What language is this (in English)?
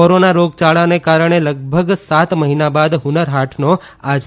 Gujarati